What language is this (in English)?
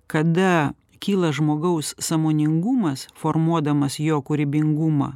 Lithuanian